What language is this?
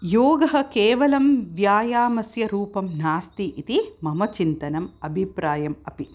Sanskrit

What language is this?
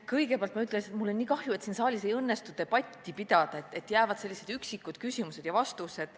Estonian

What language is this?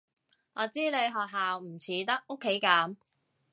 Cantonese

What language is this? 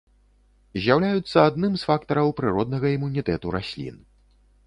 Belarusian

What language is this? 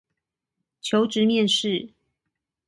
Chinese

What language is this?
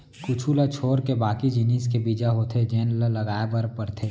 Chhattisgarhi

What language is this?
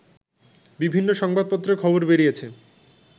Bangla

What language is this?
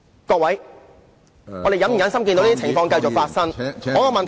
Cantonese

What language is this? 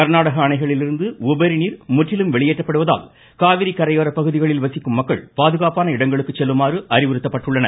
Tamil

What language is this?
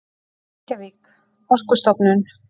Icelandic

